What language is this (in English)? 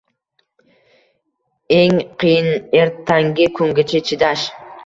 Uzbek